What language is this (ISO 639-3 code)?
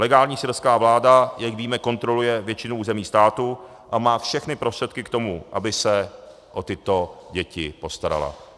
ces